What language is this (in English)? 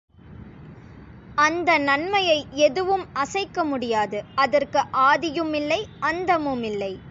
Tamil